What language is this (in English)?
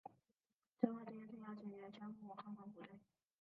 Chinese